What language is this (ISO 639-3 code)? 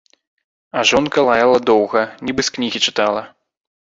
bel